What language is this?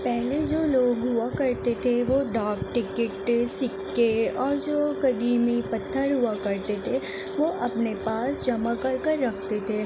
Urdu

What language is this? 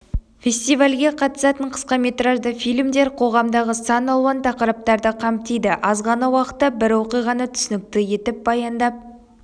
Kazakh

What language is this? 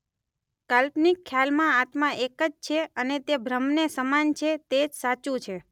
Gujarati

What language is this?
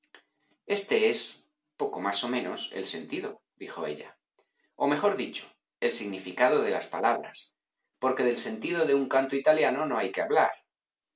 Spanish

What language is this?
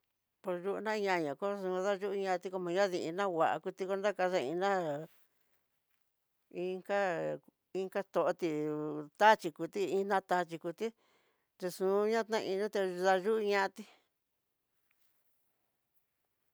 Tidaá Mixtec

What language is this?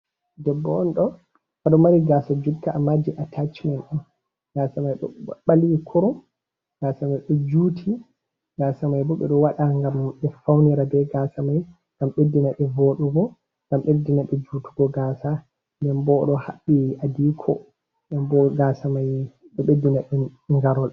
Fula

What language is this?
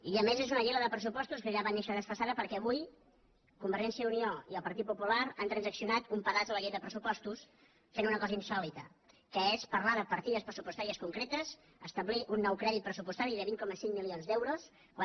Catalan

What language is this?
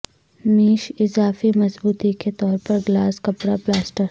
Urdu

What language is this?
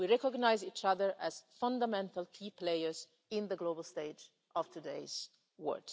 English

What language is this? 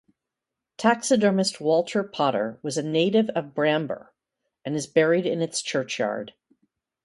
English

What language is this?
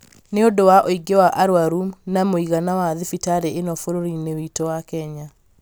Kikuyu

